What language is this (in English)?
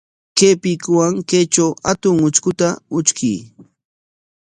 Corongo Ancash Quechua